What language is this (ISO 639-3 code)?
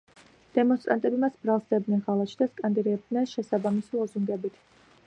kat